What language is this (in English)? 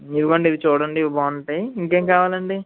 Telugu